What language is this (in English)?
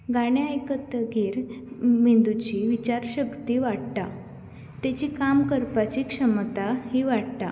Konkani